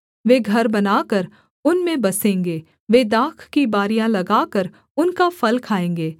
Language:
Hindi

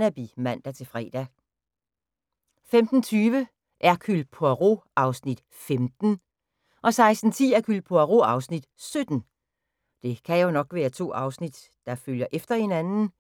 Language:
Danish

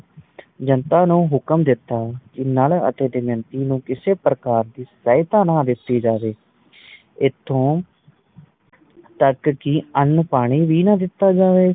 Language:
Punjabi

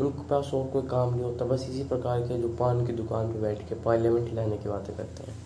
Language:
Hindi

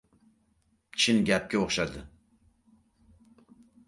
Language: Uzbek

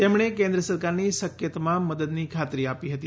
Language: Gujarati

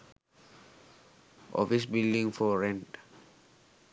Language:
Sinhala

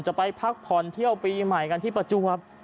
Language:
Thai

